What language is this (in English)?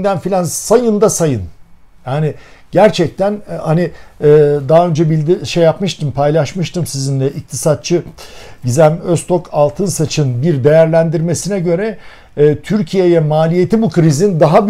Turkish